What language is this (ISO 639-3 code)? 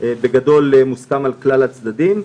heb